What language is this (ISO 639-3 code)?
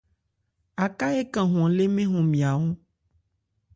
ebr